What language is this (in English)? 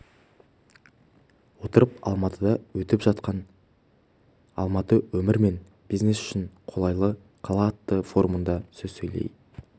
Kazakh